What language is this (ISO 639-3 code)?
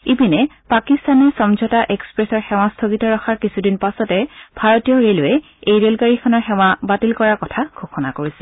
asm